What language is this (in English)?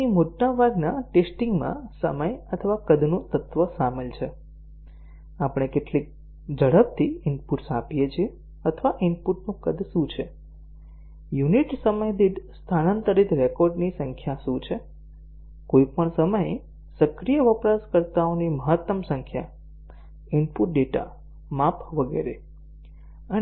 Gujarati